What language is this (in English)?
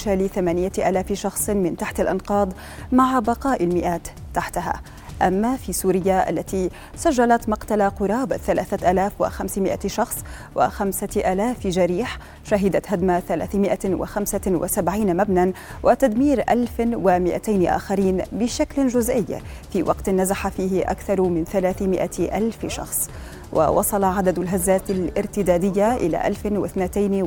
Arabic